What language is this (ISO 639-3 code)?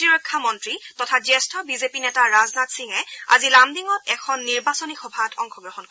asm